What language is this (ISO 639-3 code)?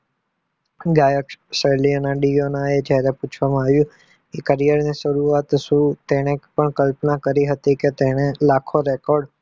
guj